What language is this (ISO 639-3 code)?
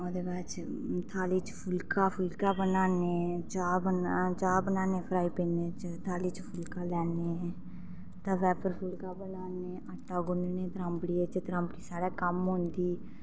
doi